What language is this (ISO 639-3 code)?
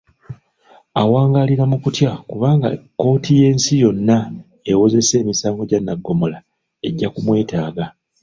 lug